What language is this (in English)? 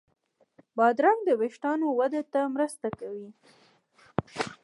Pashto